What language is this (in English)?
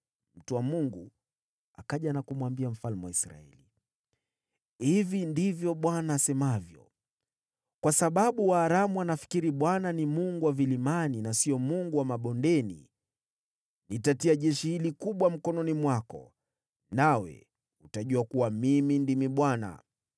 Swahili